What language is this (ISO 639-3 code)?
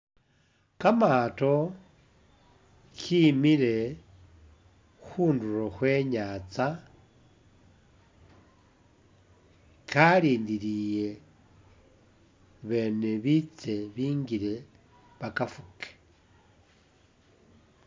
myx